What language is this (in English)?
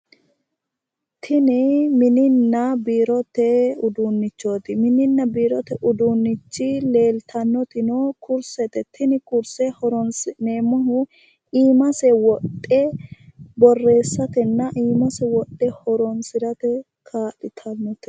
Sidamo